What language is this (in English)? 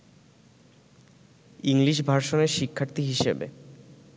Bangla